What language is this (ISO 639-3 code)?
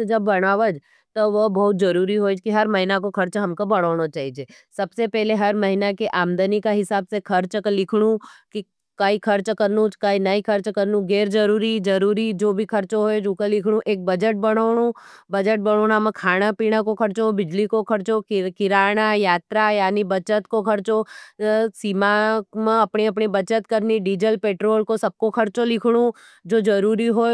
noe